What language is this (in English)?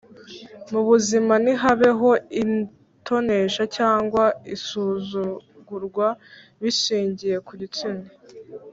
Kinyarwanda